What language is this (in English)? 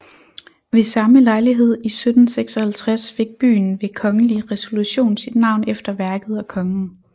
Danish